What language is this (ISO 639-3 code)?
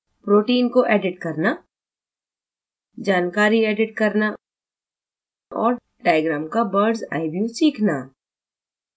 hin